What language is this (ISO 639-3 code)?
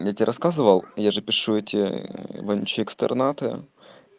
rus